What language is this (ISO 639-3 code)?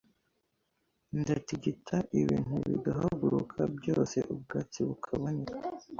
kin